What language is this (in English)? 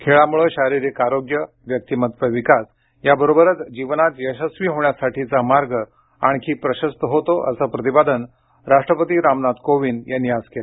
Marathi